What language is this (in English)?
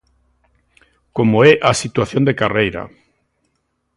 Galician